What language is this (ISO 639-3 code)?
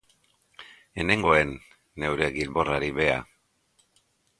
eus